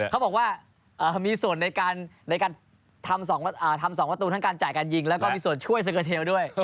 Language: Thai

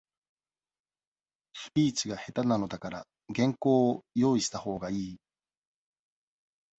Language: Japanese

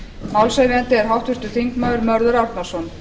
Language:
Icelandic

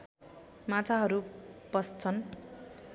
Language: Nepali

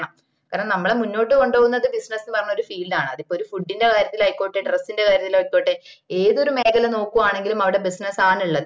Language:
Malayalam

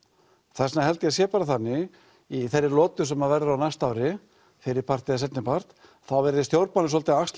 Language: Icelandic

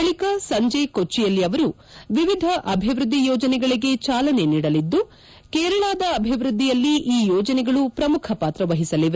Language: Kannada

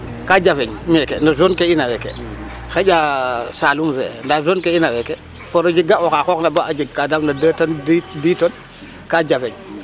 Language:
Serer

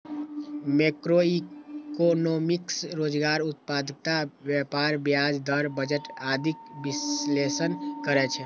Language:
Maithili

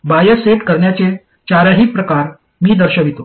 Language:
Marathi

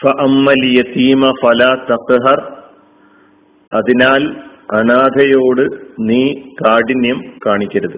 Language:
Malayalam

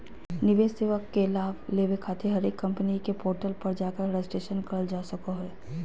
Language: Magahi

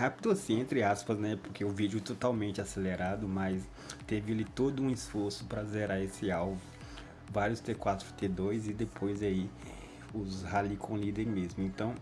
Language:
Portuguese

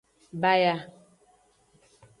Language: Aja (Benin)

